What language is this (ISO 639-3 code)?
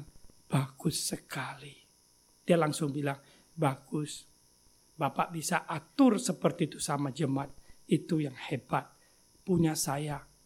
ind